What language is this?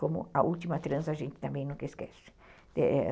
Portuguese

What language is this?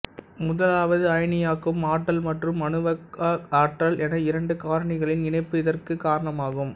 Tamil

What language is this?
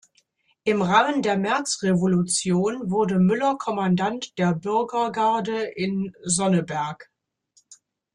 German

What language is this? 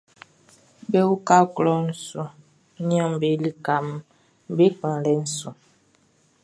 Baoulé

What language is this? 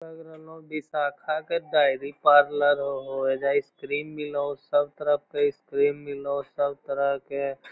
Magahi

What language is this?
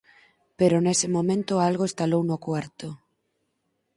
Galician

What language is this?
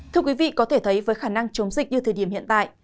Vietnamese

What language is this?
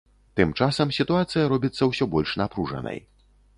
Belarusian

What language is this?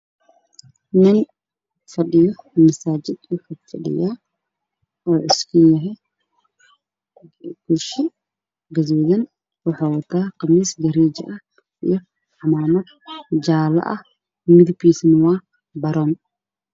Somali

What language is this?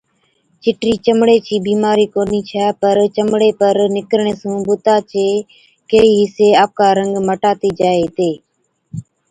Od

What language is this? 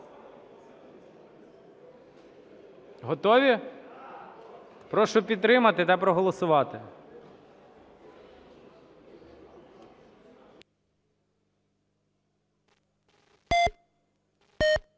Ukrainian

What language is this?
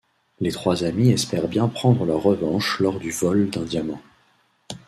French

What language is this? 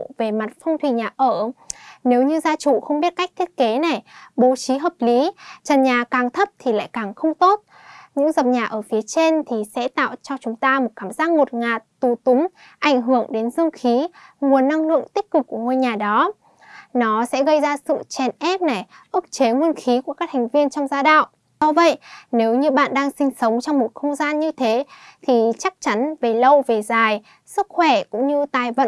Vietnamese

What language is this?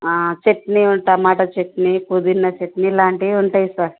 Telugu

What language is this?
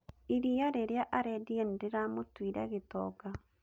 Kikuyu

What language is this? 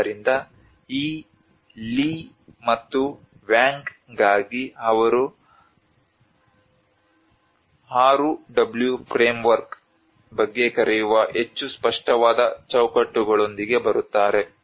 Kannada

